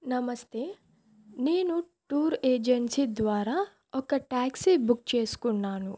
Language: Telugu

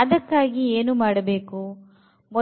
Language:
Kannada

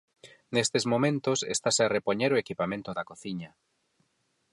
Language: Galician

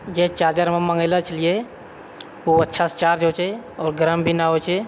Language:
Maithili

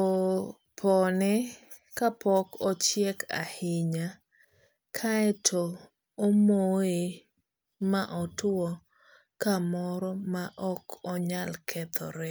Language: Luo (Kenya and Tanzania)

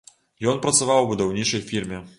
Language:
Belarusian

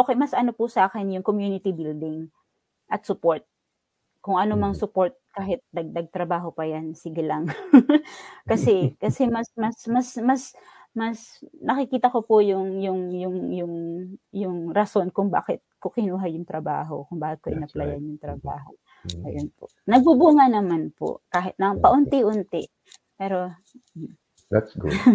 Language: Filipino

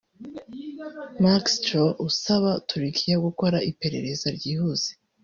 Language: Kinyarwanda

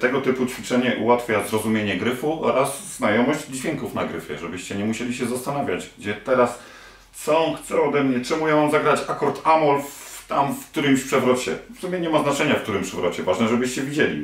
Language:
Polish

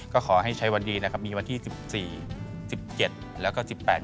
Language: Thai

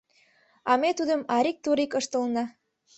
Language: Mari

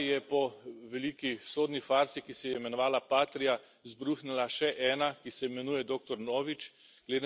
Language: Slovenian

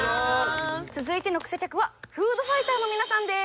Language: Japanese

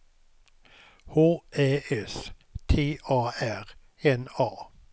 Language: Swedish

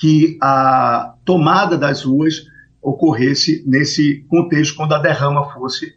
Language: Portuguese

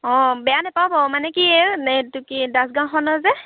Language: Assamese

